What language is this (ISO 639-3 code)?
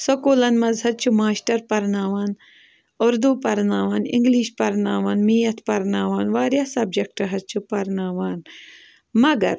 kas